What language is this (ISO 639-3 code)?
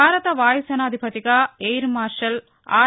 tel